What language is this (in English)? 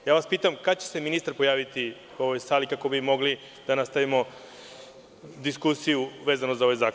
Serbian